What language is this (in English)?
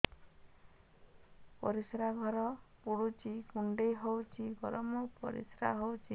Odia